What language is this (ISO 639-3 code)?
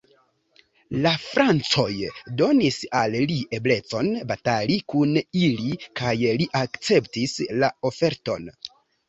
epo